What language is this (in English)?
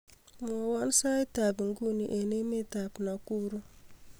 Kalenjin